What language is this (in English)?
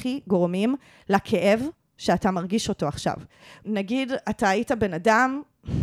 Hebrew